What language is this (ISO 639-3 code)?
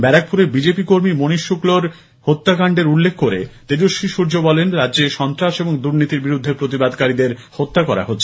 ben